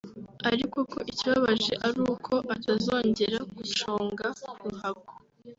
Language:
Kinyarwanda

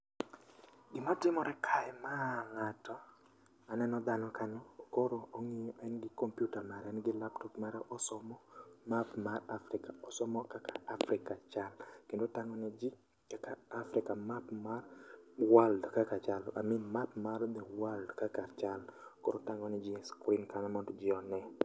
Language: Luo (Kenya and Tanzania)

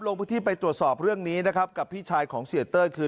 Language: Thai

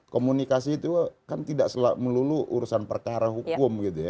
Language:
Indonesian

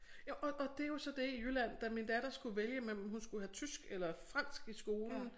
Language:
Danish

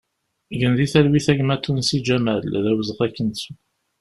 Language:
Kabyle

